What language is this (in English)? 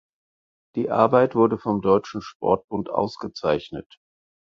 German